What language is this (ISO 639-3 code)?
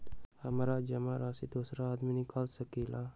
mag